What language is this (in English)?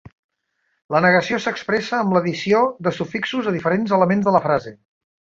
Catalan